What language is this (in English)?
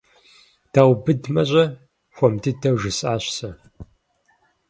Kabardian